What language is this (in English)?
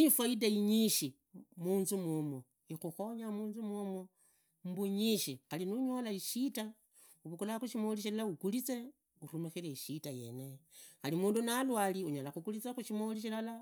Idakho-Isukha-Tiriki